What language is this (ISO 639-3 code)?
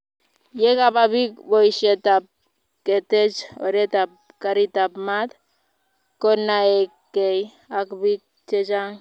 kln